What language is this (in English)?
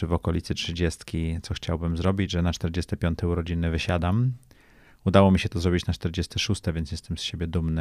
Polish